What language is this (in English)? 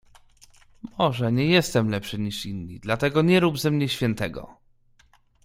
Polish